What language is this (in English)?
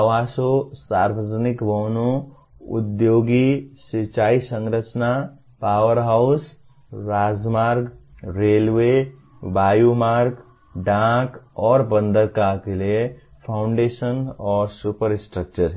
Hindi